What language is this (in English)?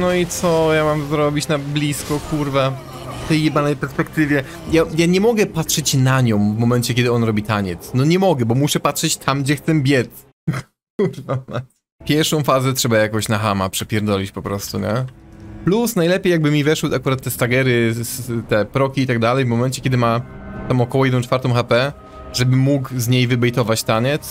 Polish